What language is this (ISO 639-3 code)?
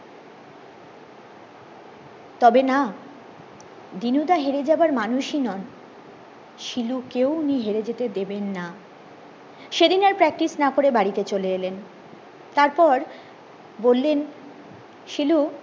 ben